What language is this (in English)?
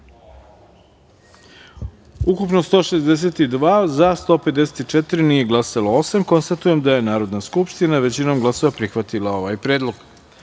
Serbian